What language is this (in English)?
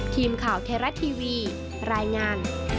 Thai